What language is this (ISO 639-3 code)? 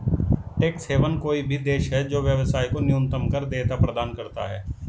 hin